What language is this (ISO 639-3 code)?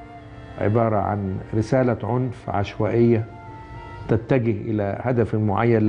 ara